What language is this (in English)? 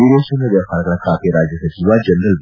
Kannada